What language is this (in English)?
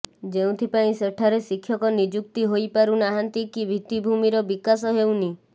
Odia